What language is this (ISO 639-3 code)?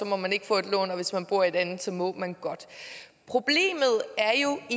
dan